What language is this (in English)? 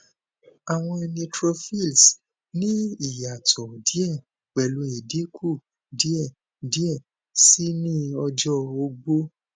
Yoruba